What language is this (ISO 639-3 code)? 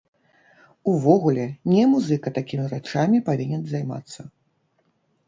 bel